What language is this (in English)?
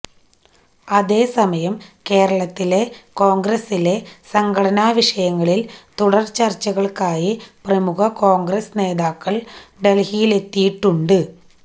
Malayalam